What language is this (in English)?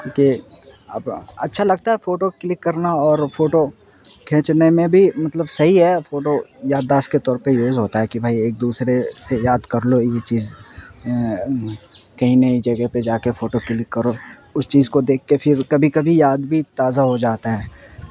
Urdu